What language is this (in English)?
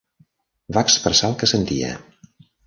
Catalan